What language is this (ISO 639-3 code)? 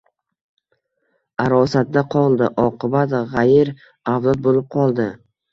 uzb